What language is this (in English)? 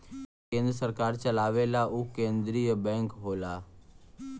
Bhojpuri